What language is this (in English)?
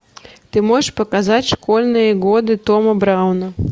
Russian